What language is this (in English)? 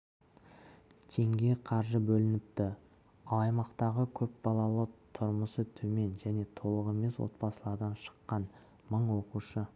Kazakh